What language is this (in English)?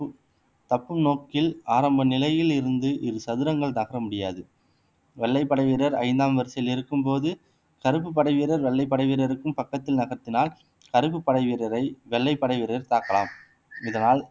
Tamil